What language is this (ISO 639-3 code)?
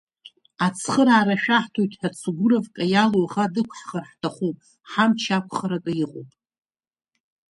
abk